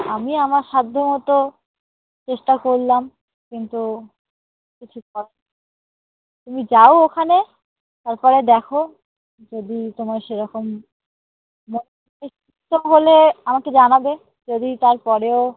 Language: Bangla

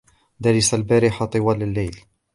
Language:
Arabic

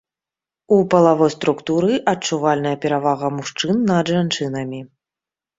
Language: Belarusian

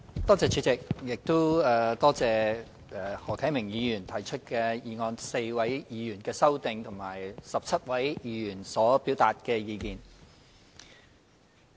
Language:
Cantonese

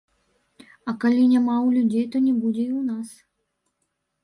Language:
Belarusian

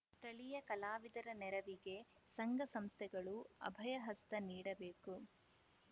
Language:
Kannada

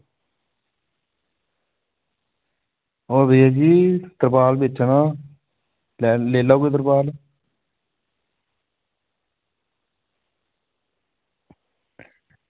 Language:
Dogri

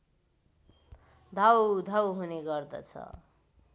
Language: Nepali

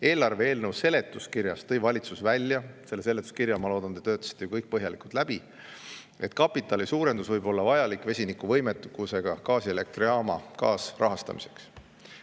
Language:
Estonian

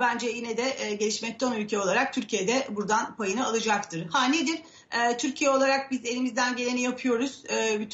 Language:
Turkish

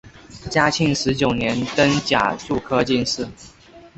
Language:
Chinese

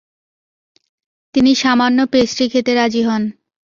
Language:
Bangla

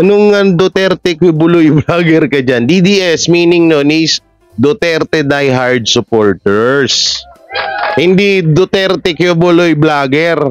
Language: Filipino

